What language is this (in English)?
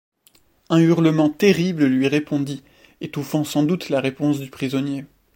French